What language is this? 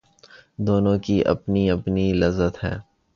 Urdu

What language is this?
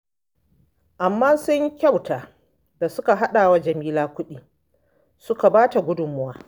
Hausa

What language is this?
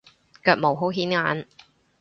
Cantonese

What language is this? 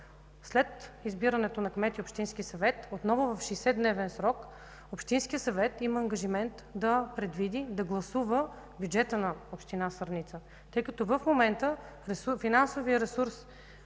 Bulgarian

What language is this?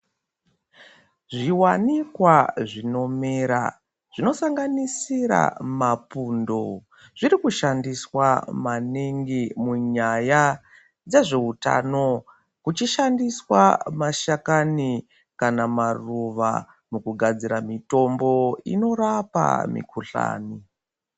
Ndau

